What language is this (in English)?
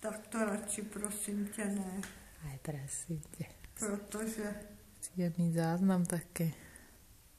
Czech